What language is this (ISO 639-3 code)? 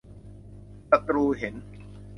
tha